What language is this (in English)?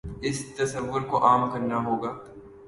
Urdu